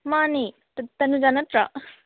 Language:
Manipuri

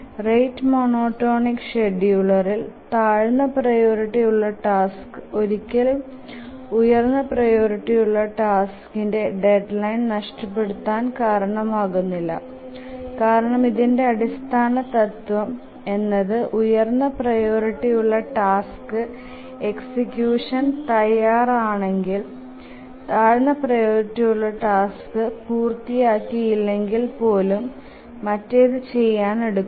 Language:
Malayalam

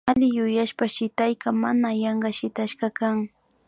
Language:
Imbabura Highland Quichua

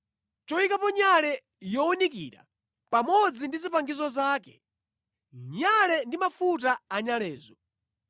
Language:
Nyanja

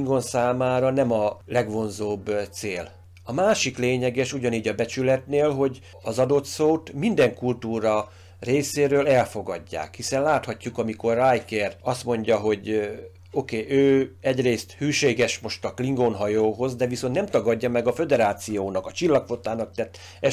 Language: Hungarian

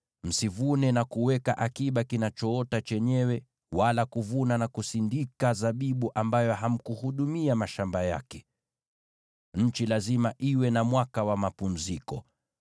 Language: Swahili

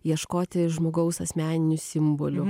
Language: Lithuanian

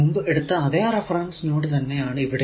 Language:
Malayalam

